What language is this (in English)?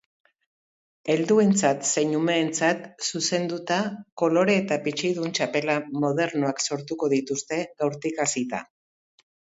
Basque